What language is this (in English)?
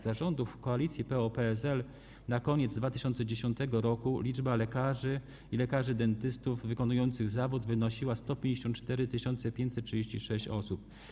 Polish